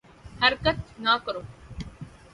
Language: Urdu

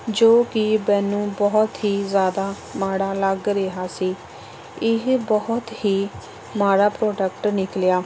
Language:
Punjabi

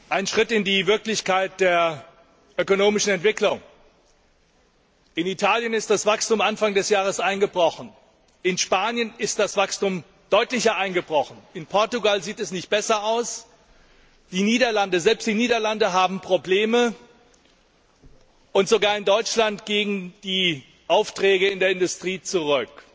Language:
German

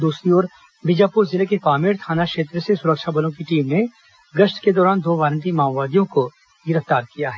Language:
Hindi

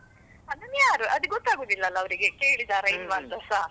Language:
Kannada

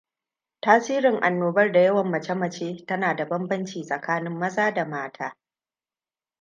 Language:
Hausa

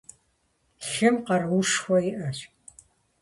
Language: Kabardian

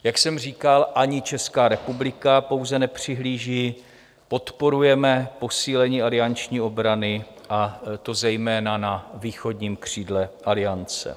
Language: Czech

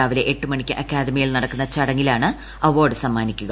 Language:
Malayalam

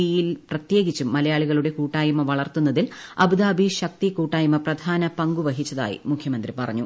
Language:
Malayalam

